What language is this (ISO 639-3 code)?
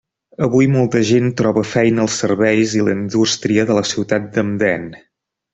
cat